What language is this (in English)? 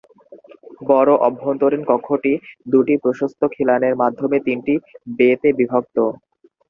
Bangla